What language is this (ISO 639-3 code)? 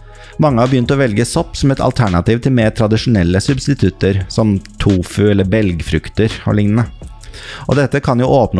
nor